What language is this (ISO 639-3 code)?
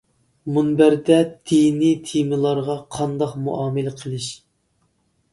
uig